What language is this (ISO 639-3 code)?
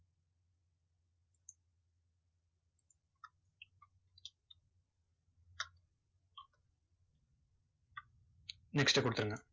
tam